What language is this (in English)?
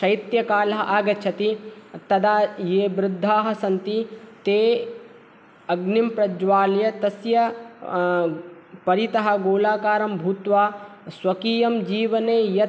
Sanskrit